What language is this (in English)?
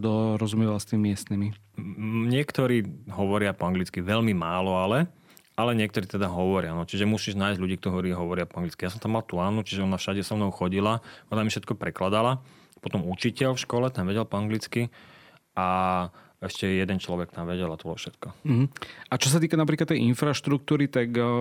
Slovak